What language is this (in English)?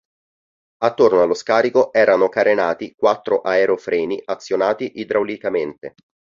Italian